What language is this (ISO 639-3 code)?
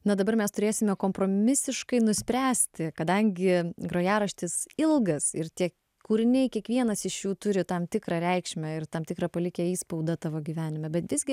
lit